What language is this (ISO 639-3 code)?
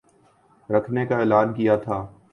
urd